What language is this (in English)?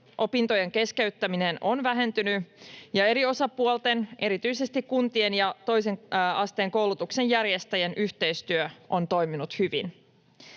Finnish